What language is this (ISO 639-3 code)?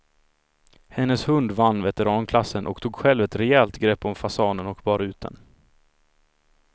swe